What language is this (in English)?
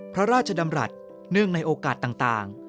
Thai